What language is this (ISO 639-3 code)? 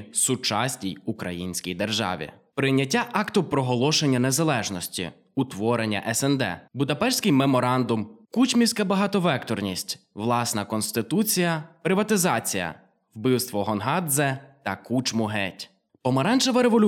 ukr